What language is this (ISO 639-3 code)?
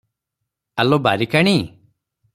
ori